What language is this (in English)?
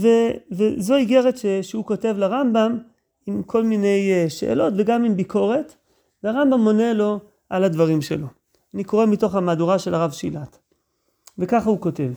Hebrew